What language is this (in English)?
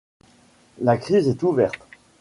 French